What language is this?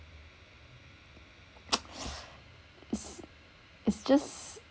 English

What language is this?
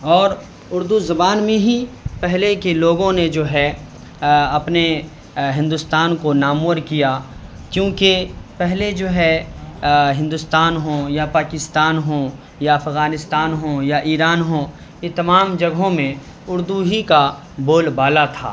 Urdu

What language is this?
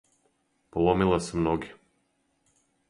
Serbian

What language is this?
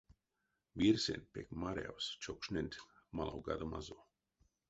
Erzya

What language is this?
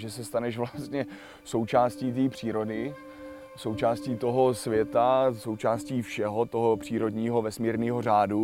Czech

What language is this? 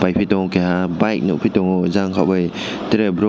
Kok Borok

